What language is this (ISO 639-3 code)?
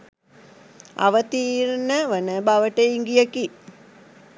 sin